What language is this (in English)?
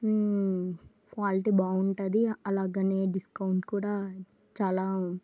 Telugu